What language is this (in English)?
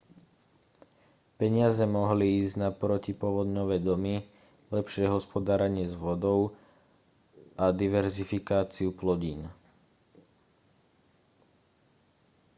Slovak